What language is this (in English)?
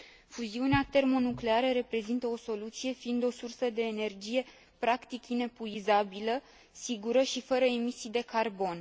Romanian